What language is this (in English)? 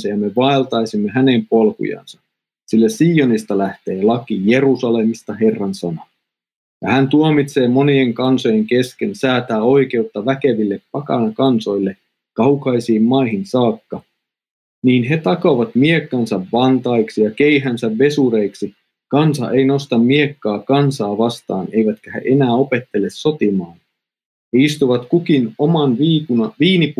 Finnish